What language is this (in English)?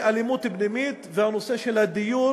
Hebrew